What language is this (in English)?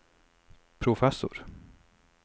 Norwegian